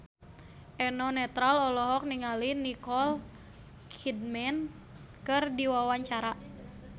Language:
Sundanese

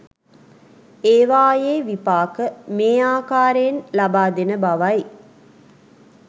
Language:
Sinhala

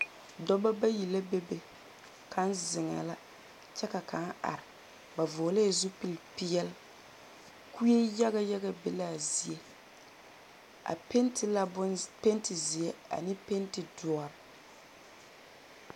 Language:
Southern Dagaare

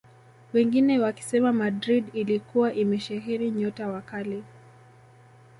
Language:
Swahili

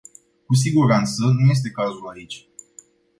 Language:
Romanian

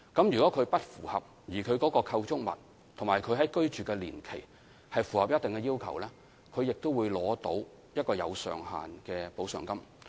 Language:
Cantonese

